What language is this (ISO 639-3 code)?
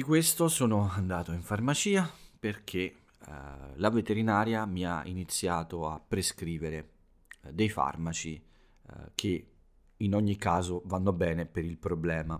ita